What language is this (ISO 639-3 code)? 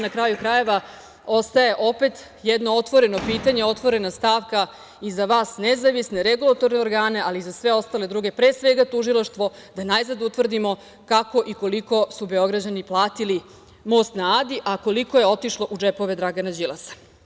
srp